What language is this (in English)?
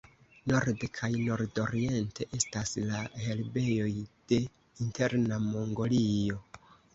Esperanto